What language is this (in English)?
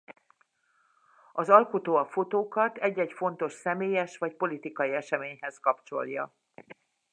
Hungarian